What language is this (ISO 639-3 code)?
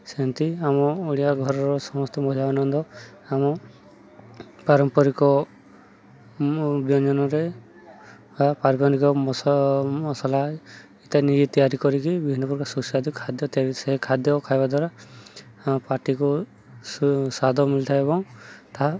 ori